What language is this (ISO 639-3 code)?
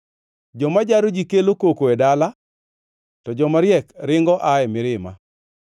luo